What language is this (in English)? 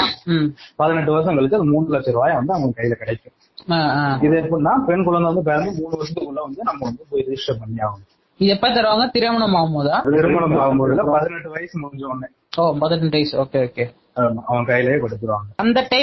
Tamil